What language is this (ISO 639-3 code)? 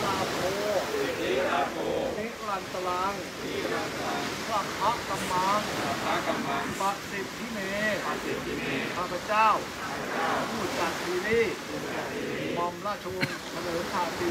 tha